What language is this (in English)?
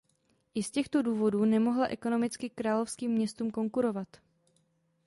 Czech